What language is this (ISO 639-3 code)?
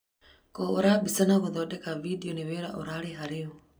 kik